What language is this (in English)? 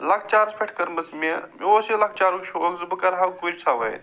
Kashmiri